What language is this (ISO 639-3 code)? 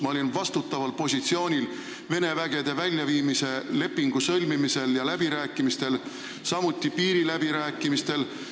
est